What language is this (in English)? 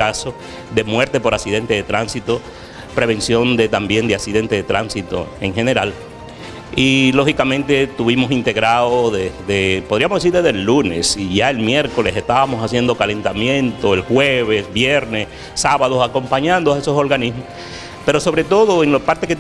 Spanish